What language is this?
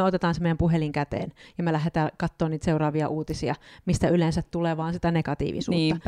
Finnish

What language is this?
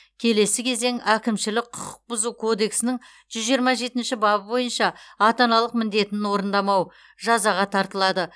Kazakh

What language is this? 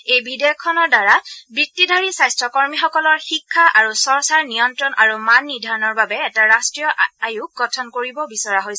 Assamese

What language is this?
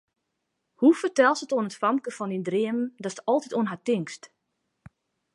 Western Frisian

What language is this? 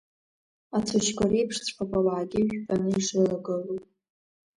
Abkhazian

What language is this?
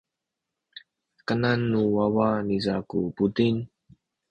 Sakizaya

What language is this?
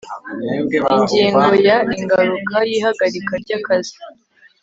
Kinyarwanda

